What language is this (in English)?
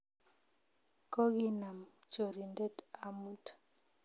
Kalenjin